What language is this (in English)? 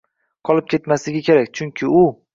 Uzbek